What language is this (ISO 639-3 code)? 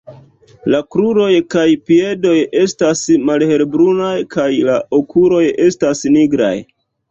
epo